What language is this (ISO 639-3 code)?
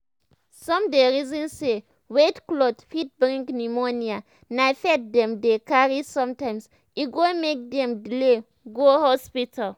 pcm